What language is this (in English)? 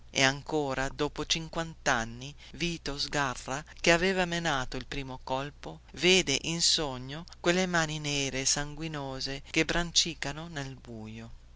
Italian